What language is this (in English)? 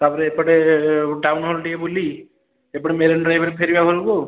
Odia